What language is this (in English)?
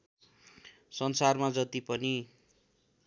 Nepali